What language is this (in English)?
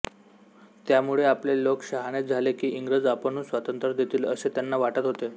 Marathi